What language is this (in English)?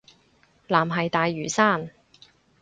Cantonese